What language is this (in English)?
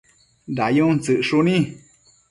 Matsés